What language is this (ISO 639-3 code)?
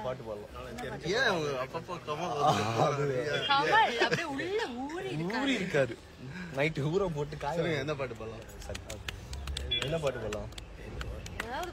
eng